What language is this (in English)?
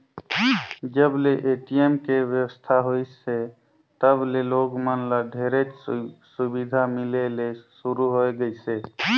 Chhattisgarhi